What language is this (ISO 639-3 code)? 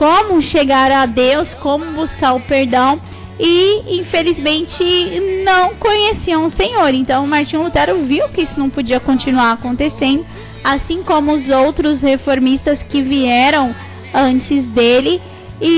por